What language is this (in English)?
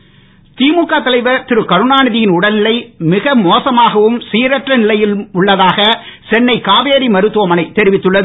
Tamil